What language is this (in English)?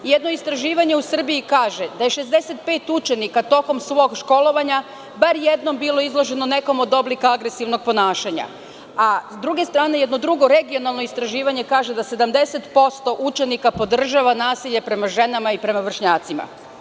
Serbian